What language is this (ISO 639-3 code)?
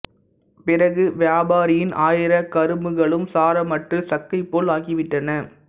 tam